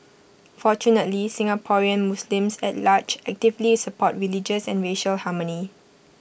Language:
English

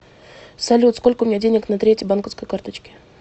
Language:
Russian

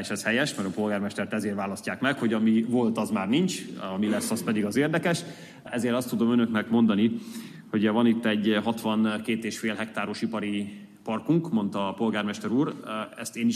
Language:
Hungarian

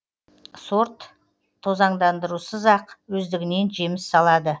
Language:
Kazakh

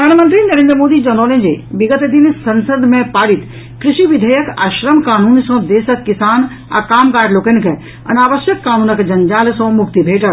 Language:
Maithili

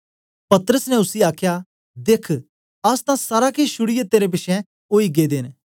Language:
Dogri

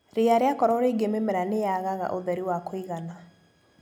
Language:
Kikuyu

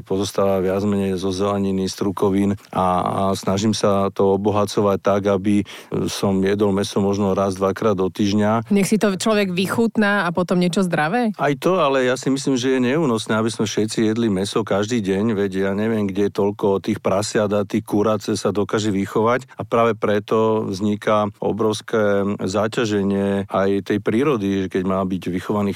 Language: Slovak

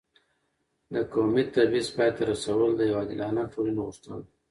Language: Pashto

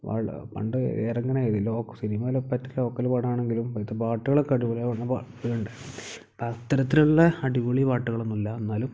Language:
Malayalam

